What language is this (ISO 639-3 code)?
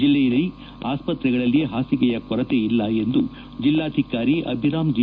kan